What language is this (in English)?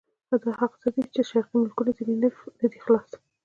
Pashto